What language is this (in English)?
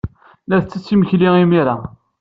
Kabyle